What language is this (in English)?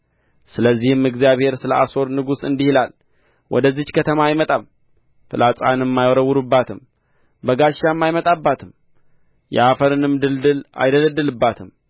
Amharic